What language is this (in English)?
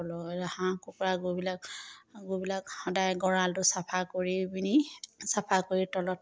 Assamese